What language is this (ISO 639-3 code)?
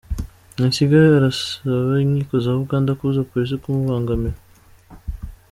kin